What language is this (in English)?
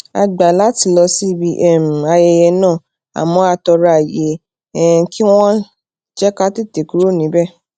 Yoruba